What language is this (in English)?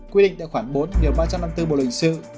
Vietnamese